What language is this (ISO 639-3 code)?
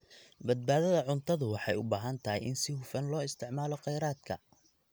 som